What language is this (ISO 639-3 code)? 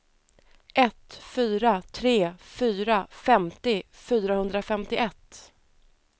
swe